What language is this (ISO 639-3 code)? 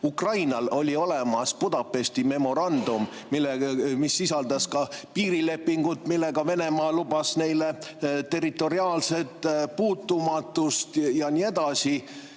est